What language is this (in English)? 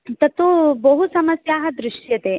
Sanskrit